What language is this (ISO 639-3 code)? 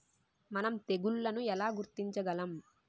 tel